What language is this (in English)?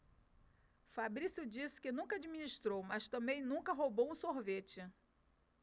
Portuguese